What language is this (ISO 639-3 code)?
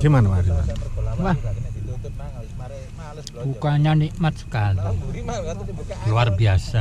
ind